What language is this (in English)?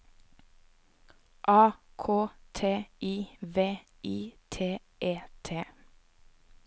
Norwegian